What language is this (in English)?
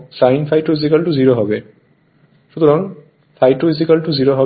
Bangla